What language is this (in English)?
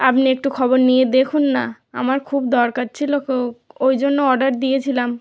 Bangla